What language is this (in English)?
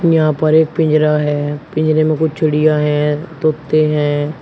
Hindi